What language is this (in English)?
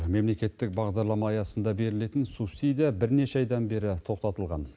Kazakh